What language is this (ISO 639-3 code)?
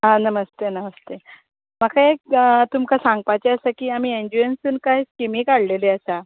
kok